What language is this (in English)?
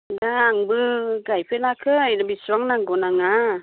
Bodo